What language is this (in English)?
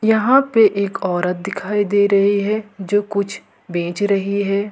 Hindi